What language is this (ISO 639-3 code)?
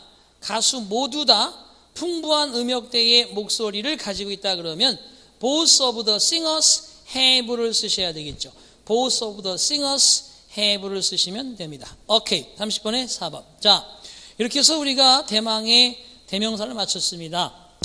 kor